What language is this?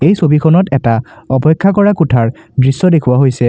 Assamese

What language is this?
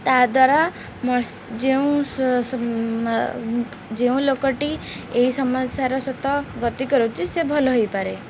Odia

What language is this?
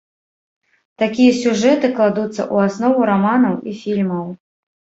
Belarusian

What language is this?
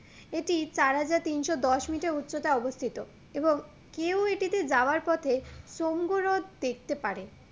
Bangla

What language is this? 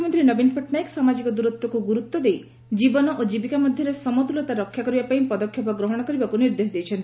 Odia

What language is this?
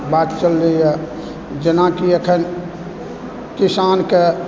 Maithili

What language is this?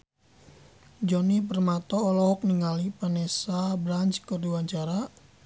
Sundanese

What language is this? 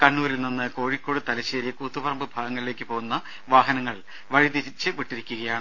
Malayalam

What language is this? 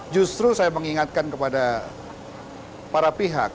Indonesian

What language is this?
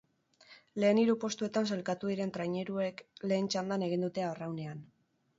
Basque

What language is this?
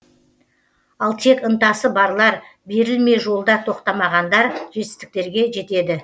Kazakh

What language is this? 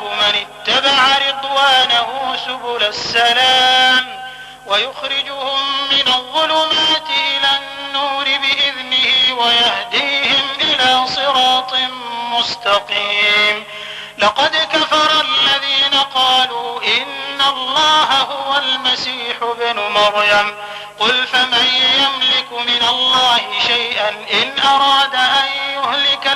Arabic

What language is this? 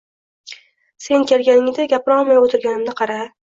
Uzbek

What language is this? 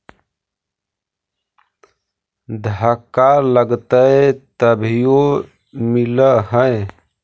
Magahi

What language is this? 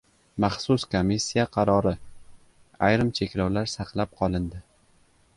Uzbek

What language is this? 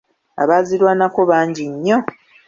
Ganda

